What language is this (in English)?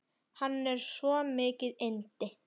Icelandic